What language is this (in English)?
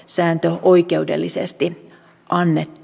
Finnish